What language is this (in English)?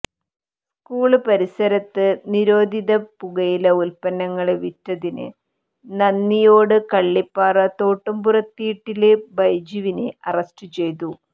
Malayalam